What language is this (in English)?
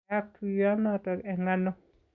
Kalenjin